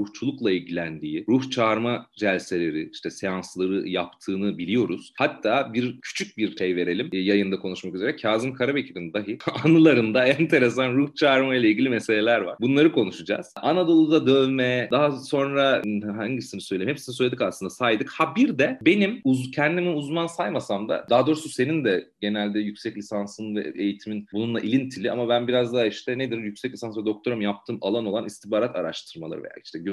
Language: Turkish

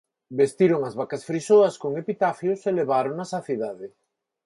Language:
Galician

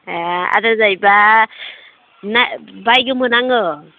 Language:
Bodo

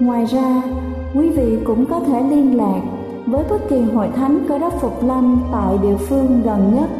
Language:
Vietnamese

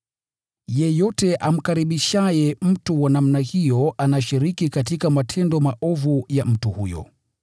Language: Swahili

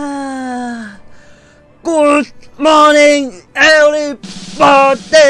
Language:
Thai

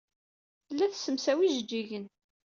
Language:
Kabyle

